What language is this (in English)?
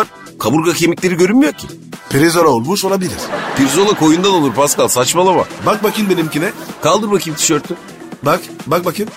Turkish